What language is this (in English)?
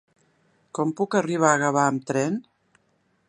Catalan